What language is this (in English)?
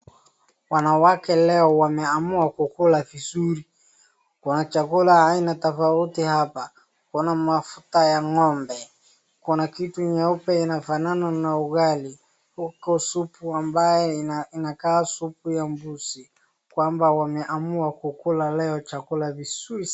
Swahili